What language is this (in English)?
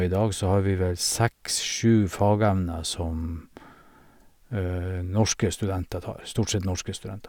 Norwegian